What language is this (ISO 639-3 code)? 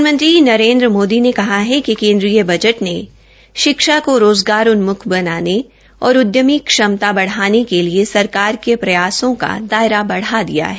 hin